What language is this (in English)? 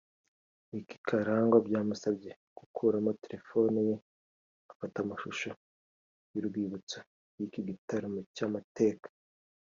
Kinyarwanda